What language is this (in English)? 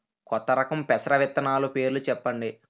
Telugu